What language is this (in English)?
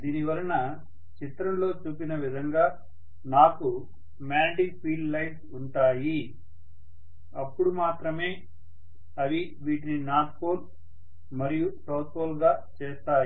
Telugu